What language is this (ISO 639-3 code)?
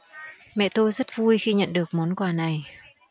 vie